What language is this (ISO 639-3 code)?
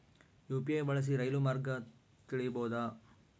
kan